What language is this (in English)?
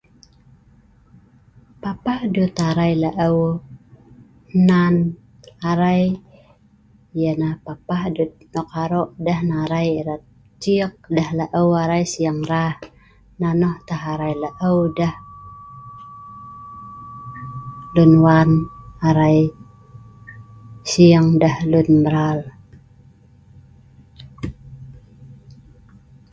Sa'ban